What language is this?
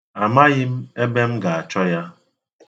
Igbo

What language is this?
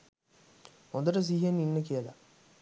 Sinhala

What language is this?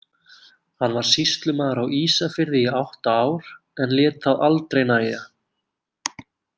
Icelandic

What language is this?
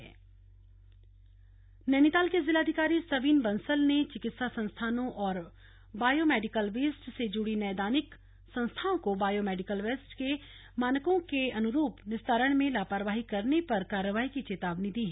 Hindi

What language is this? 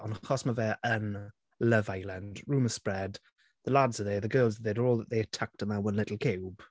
Welsh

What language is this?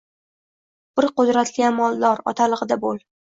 Uzbek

